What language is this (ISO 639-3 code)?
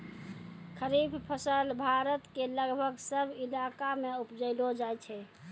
mai